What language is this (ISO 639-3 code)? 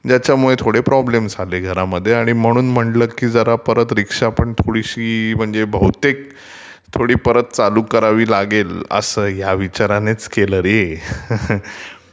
mar